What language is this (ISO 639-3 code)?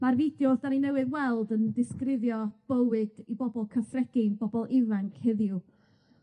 cym